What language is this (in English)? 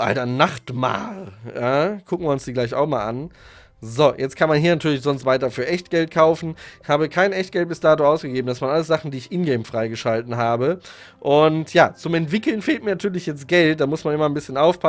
German